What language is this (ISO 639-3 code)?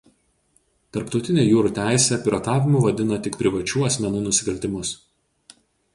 lit